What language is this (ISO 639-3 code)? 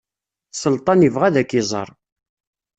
kab